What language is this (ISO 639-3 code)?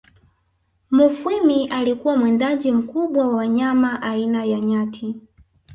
swa